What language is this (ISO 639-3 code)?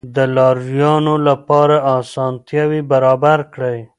pus